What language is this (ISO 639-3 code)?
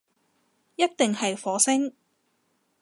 yue